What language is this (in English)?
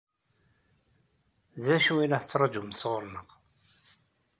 Kabyle